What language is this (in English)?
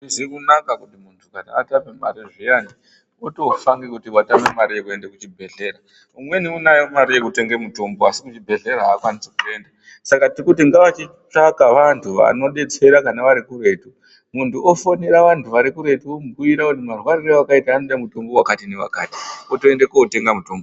Ndau